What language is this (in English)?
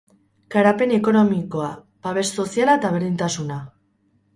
Basque